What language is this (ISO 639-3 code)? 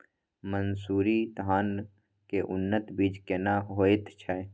mai